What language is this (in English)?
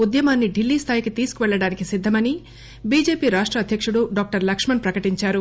Telugu